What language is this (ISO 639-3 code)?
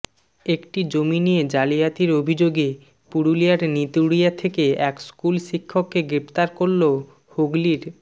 ben